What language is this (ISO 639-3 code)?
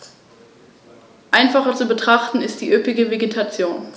deu